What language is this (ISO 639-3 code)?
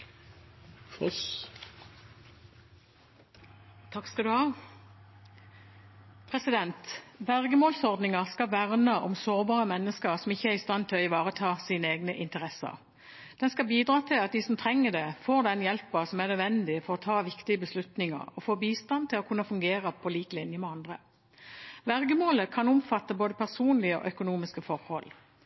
nob